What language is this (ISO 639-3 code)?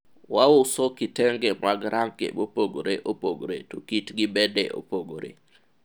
luo